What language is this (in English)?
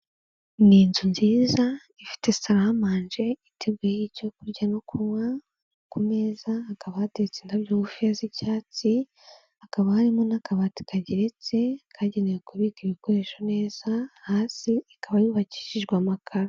Kinyarwanda